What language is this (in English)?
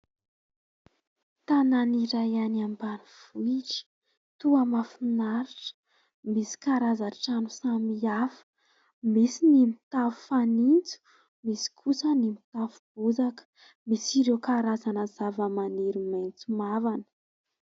Malagasy